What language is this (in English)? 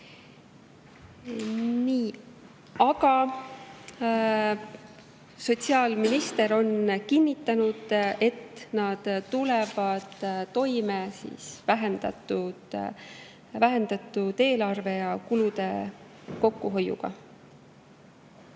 Estonian